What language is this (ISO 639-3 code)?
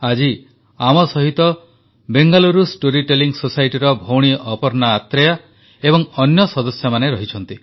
ori